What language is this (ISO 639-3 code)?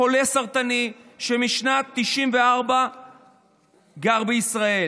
heb